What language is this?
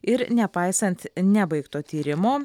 Lithuanian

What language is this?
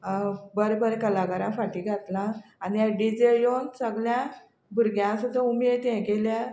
Konkani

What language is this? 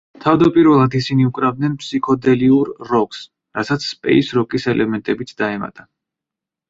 Georgian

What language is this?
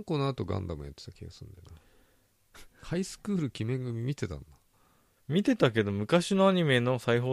Japanese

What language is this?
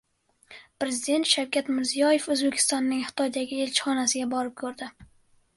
Uzbek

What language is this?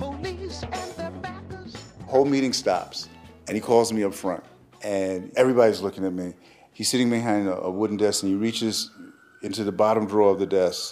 English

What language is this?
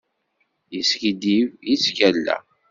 Kabyle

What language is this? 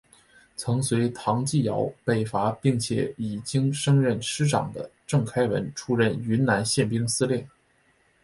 Chinese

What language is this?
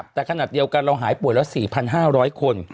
Thai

